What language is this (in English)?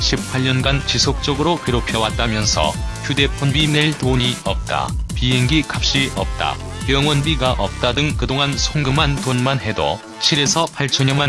Korean